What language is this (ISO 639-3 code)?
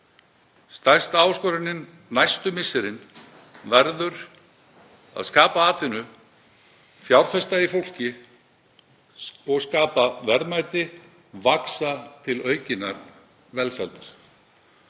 isl